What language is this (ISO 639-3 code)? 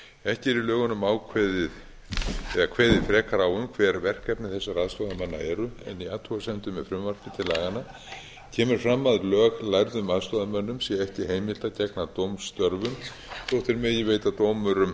isl